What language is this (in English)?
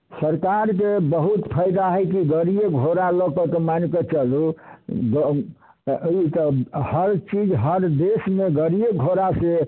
Maithili